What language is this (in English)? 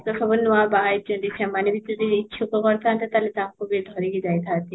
Odia